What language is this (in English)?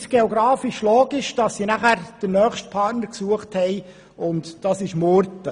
Swiss German